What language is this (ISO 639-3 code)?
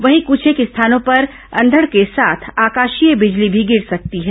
hin